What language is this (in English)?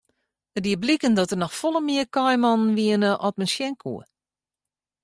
Western Frisian